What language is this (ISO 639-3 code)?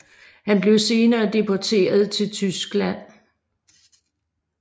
dan